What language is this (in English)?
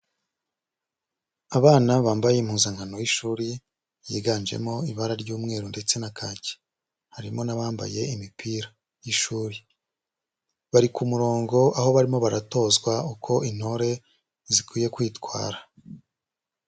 Kinyarwanda